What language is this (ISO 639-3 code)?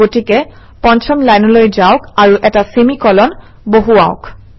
asm